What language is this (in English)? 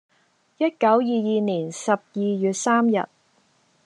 Cantonese